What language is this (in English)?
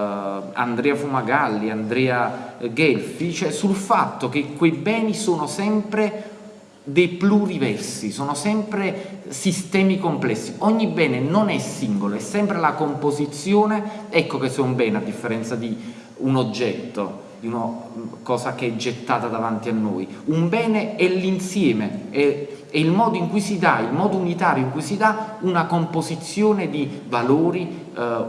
Italian